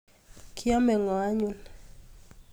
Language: Kalenjin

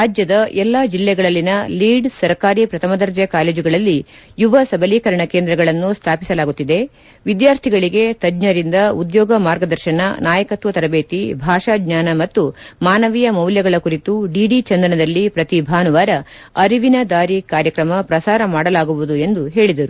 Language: Kannada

